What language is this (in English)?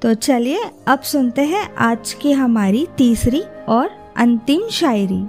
Hindi